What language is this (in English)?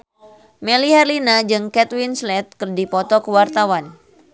Sundanese